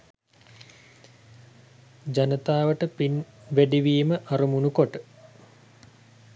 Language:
Sinhala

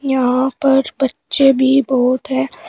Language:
Hindi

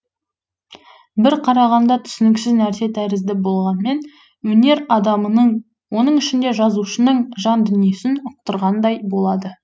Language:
Kazakh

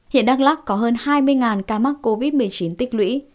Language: Vietnamese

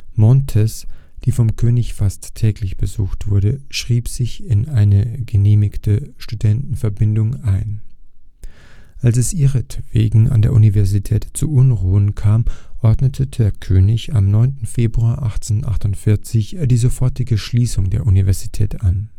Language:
German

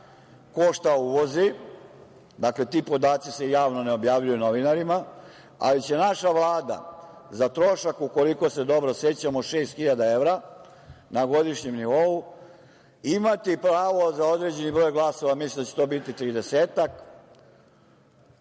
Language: Serbian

